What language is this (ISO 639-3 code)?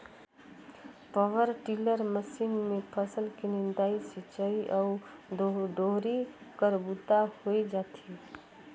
hne